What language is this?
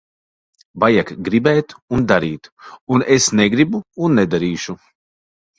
Latvian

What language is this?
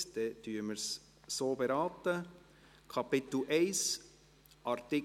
Swiss German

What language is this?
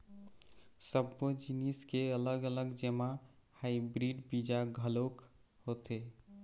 Chhattisgarhi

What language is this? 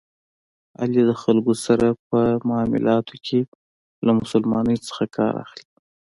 Pashto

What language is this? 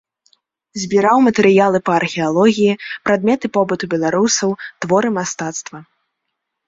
Belarusian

